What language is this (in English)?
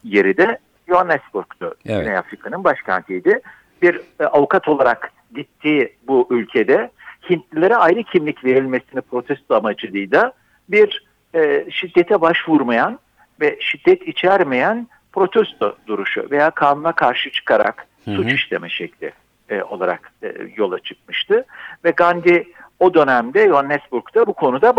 Turkish